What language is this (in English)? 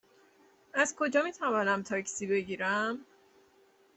Persian